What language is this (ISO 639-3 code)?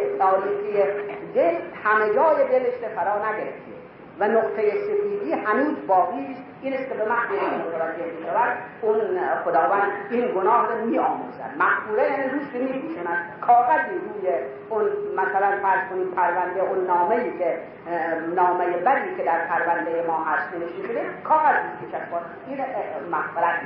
fas